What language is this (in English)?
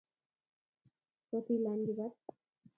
Kalenjin